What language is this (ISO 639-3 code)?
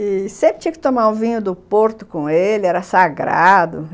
por